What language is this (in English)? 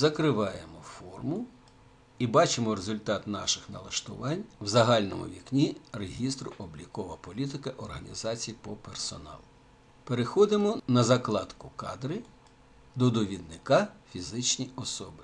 Russian